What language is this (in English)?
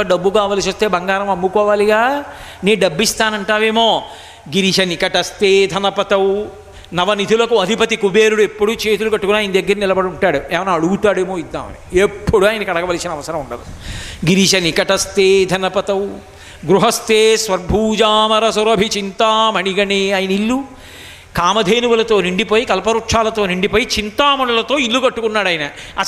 Telugu